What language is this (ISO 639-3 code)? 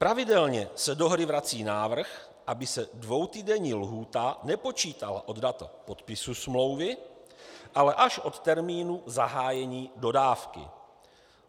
ces